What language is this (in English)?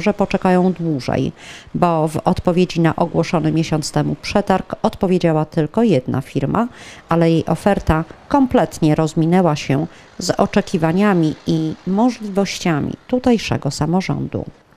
Polish